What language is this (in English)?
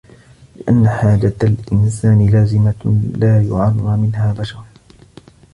Arabic